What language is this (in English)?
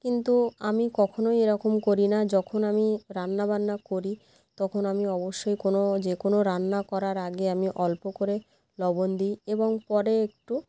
Bangla